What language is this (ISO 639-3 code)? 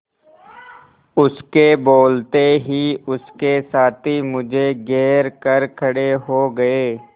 hin